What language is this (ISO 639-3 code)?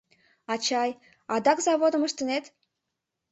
chm